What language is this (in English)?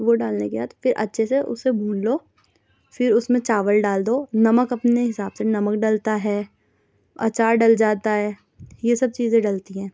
Urdu